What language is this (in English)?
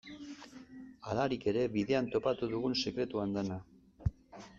Basque